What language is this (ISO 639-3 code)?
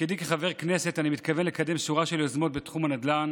heb